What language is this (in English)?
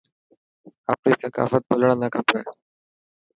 Dhatki